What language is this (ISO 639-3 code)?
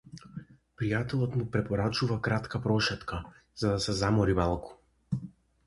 mkd